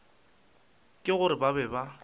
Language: Northern Sotho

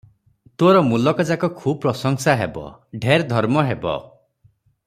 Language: Odia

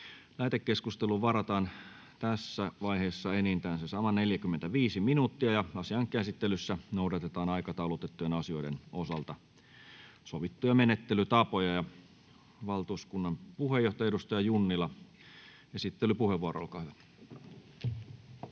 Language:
Finnish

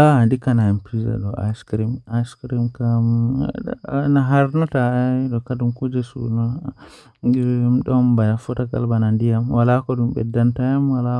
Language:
Western Niger Fulfulde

